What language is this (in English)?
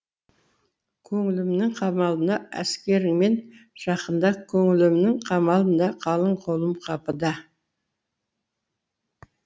Kazakh